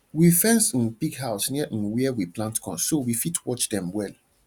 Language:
Nigerian Pidgin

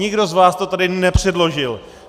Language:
Czech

